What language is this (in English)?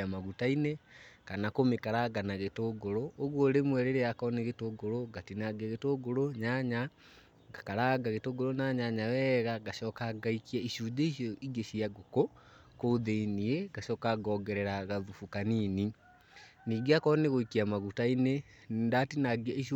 Kikuyu